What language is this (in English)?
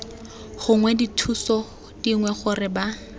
Tswana